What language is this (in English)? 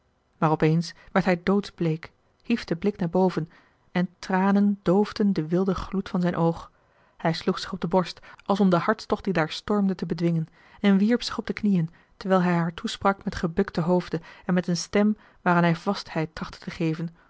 Dutch